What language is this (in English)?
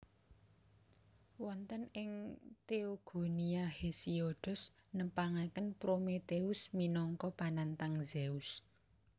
Javanese